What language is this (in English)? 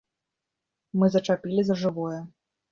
Belarusian